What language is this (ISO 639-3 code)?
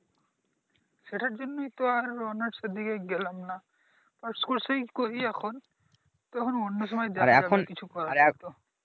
ben